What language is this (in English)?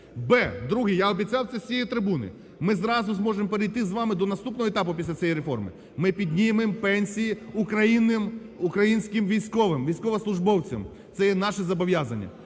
Ukrainian